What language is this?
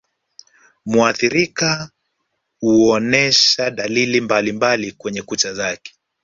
Swahili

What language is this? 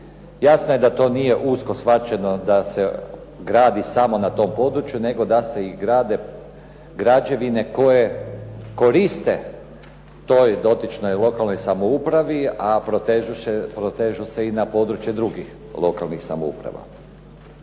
Croatian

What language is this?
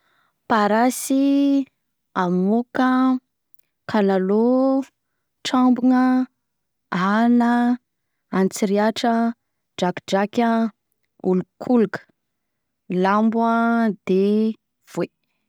Southern Betsimisaraka Malagasy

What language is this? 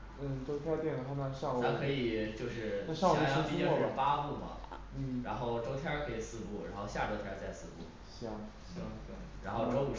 Chinese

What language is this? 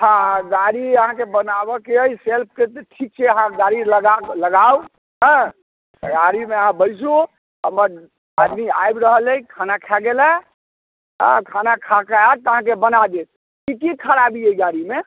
Maithili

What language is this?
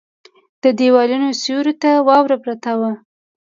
Pashto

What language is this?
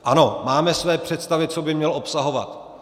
Czech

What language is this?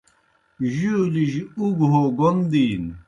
Kohistani Shina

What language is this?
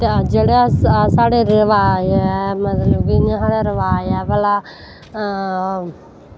Dogri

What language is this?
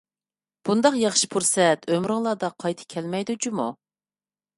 Uyghur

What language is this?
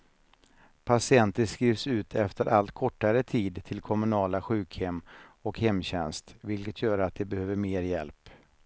Swedish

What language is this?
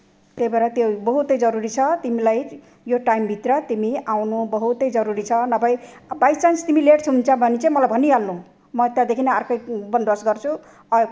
Nepali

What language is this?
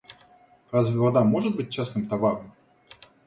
Russian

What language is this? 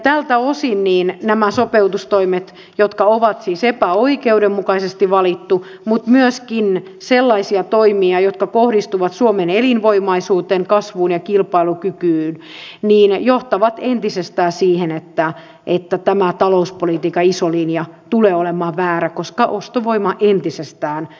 Finnish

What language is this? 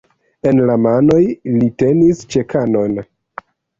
Esperanto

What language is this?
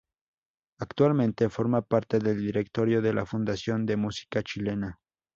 Spanish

